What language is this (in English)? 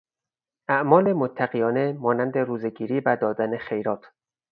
Persian